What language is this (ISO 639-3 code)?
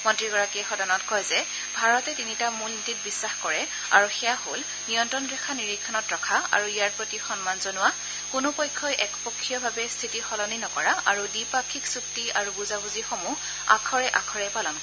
asm